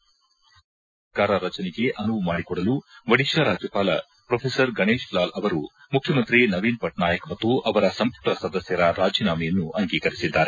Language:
Kannada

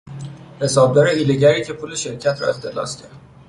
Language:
Persian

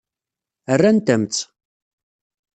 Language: Kabyle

